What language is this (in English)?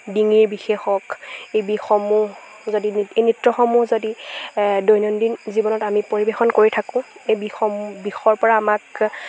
Assamese